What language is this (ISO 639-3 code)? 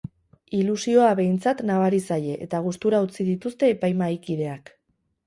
eus